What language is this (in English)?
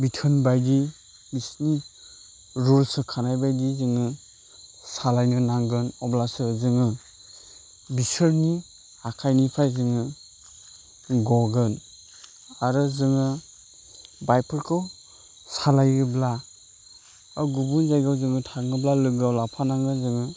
Bodo